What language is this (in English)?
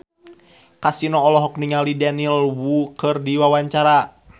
Sundanese